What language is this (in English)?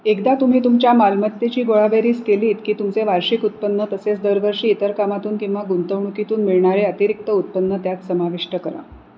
Marathi